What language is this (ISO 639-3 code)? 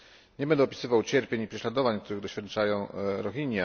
pol